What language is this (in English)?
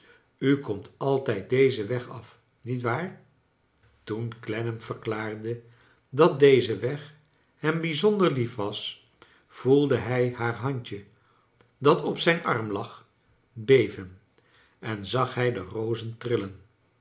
Dutch